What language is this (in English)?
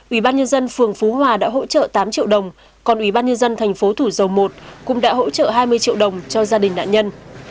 Vietnamese